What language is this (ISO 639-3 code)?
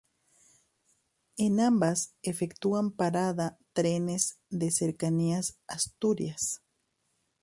spa